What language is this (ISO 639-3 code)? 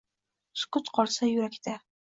uzb